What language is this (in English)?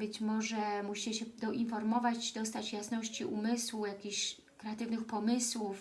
Polish